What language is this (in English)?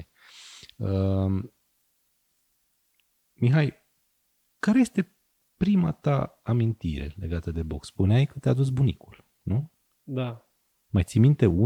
Romanian